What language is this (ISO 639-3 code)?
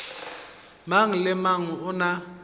nso